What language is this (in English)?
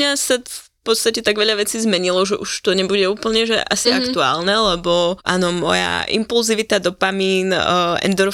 Slovak